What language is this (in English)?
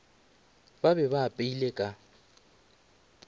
Northern Sotho